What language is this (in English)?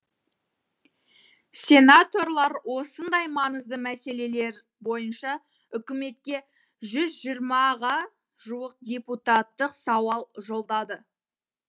Kazakh